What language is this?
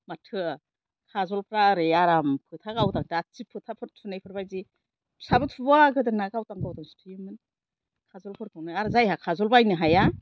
Bodo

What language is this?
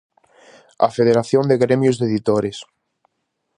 Galician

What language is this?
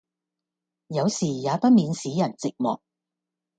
Cantonese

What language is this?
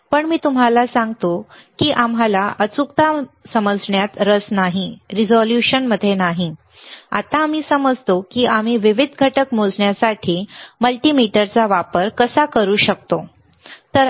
Marathi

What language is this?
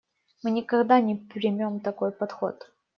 Russian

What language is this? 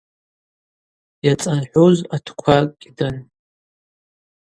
Abaza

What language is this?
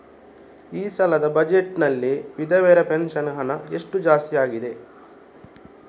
Kannada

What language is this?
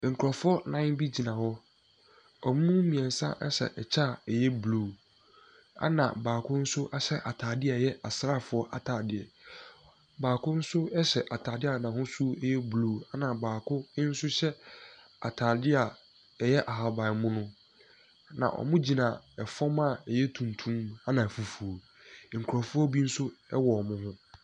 Akan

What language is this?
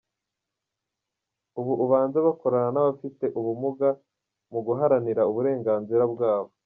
Kinyarwanda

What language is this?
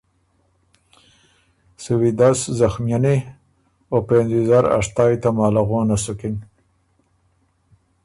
Ormuri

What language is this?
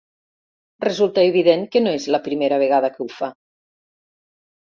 Catalan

